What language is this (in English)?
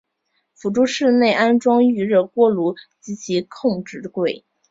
Chinese